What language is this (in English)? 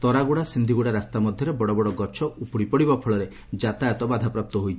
Odia